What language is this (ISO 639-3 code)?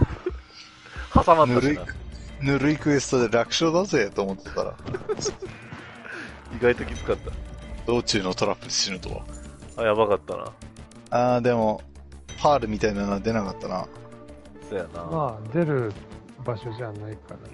jpn